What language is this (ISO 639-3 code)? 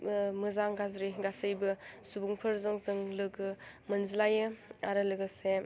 brx